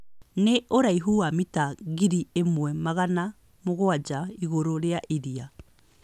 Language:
Kikuyu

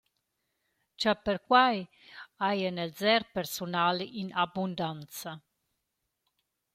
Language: Romansh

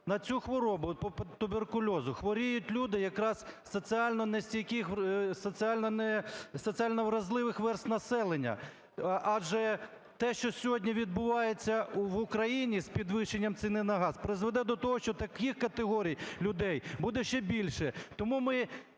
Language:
Ukrainian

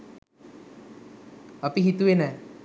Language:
Sinhala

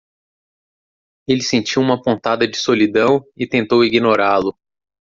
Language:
Portuguese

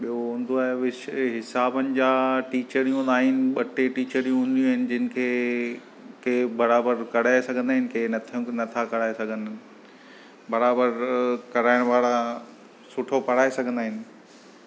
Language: Sindhi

